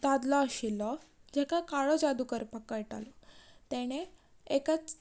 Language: Konkani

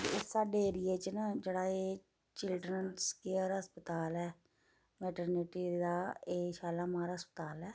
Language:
Dogri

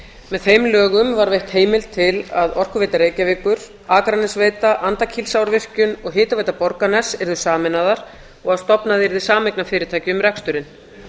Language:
Icelandic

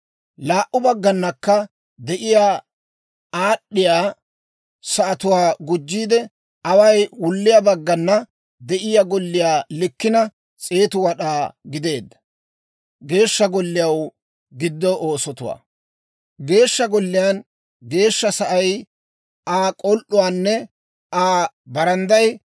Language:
Dawro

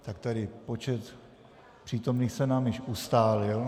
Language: Czech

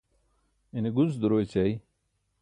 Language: Burushaski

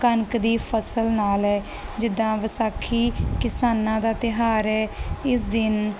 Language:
Punjabi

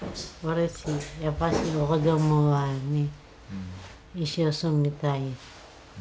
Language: Japanese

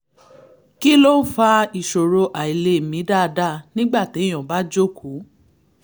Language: Yoruba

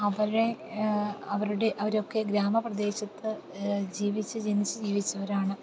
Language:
Malayalam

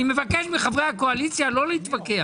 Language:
Hebrew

